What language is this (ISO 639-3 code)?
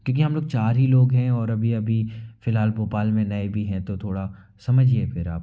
hin